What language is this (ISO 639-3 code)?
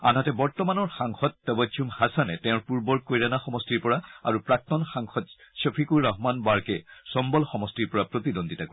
asm